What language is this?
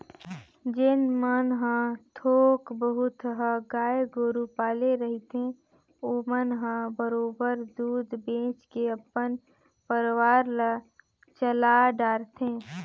Chhattisgarhi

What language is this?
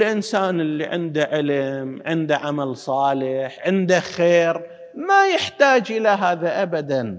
Arabic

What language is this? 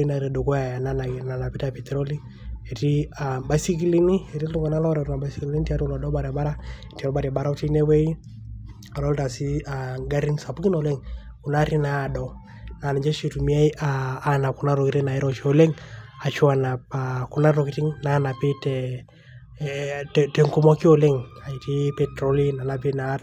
Masai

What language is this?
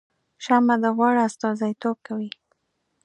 Pashto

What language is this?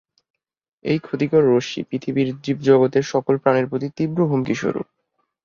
Bangla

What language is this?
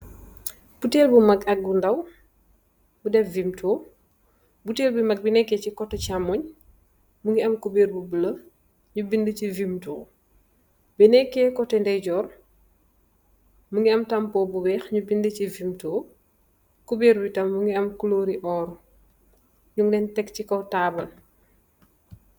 Wolof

